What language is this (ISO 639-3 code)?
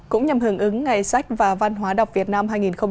vie